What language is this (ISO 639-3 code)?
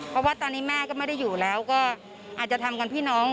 tha